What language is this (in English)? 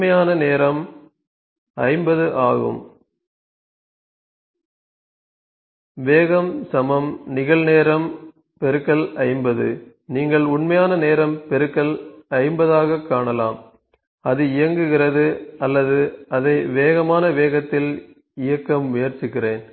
Tamil